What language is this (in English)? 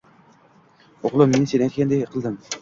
Uzbek